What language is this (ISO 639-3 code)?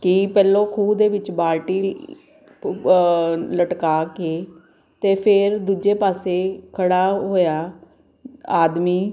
pan